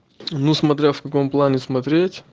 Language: Russian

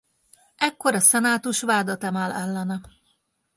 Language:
Hungarian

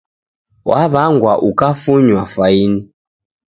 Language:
Taita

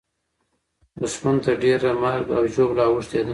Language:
Pashto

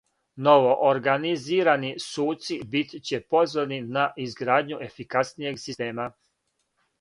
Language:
Serbian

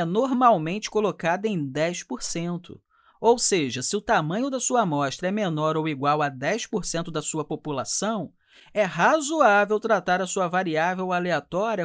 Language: Portuguese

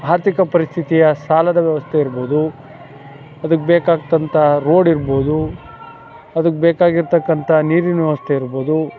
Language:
Kannada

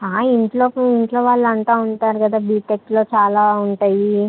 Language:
Telugu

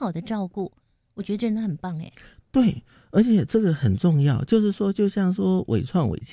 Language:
Chinese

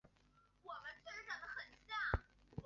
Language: Chinese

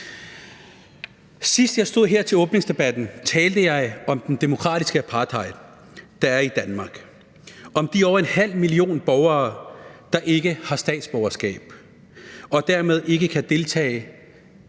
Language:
Danish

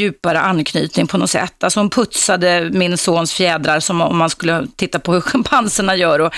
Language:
Swedish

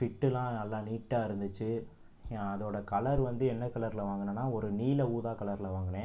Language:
Tamil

